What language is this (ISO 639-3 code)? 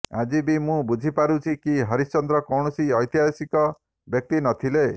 ori